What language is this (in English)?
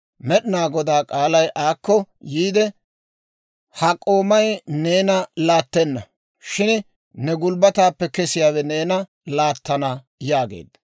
Dawro